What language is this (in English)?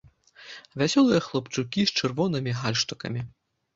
Belarusian